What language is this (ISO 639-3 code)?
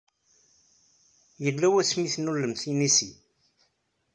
kab